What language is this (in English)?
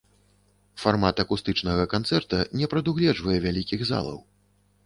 Belarusian